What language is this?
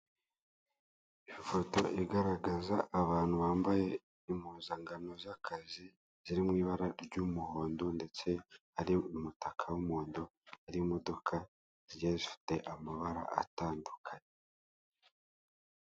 Kinyarwanda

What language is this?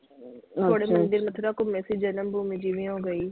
Punjabi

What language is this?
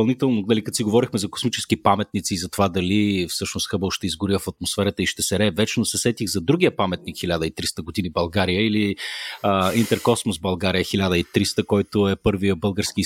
Bulgarian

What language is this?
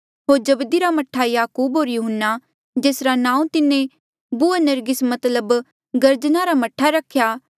Mandeali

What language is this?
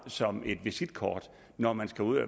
Danish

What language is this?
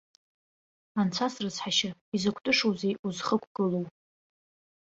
Abkhazian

